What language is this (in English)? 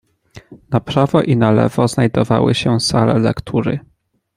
Polish